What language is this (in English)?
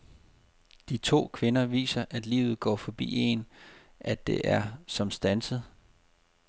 Danish